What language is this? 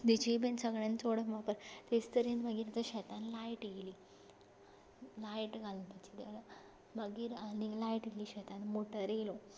Konkani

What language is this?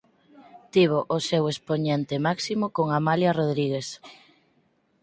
Galician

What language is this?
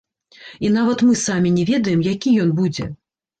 Belarusian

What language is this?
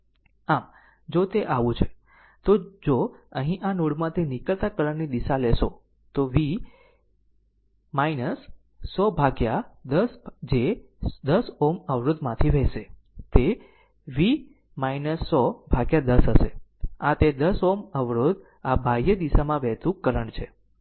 Gujarati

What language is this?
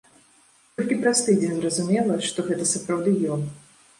Belarusian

